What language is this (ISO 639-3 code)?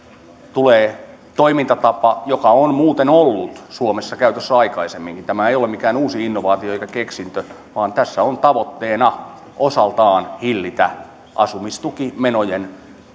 fin